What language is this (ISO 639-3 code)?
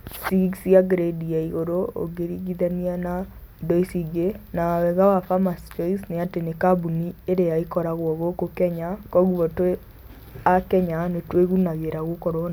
kik